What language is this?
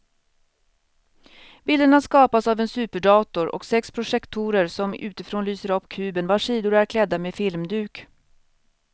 Swedish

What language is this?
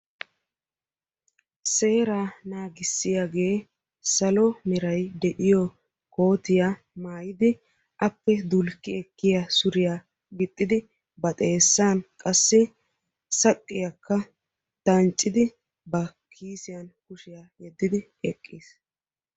Wolaytta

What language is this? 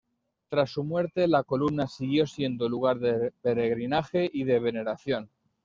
Spanish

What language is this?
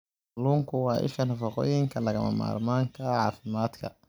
Somali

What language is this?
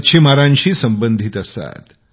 Marathi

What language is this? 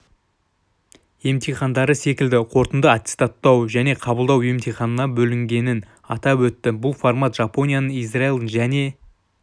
Kazakh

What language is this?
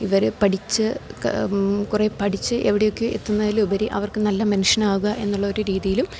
Malayalam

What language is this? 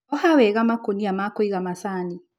Kikuyu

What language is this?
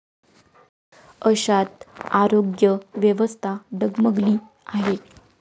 Marathi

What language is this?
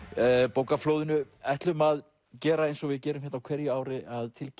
Icelandic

